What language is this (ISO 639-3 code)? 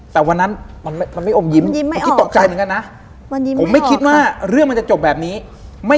tha